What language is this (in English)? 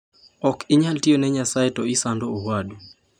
Luo (Kenya and Tanzania)